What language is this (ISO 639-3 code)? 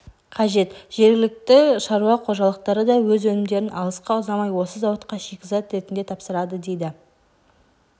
kaz